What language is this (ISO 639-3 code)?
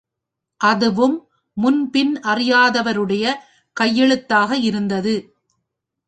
tam